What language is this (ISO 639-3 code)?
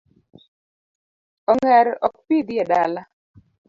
luo